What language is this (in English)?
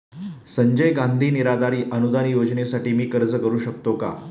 Marathi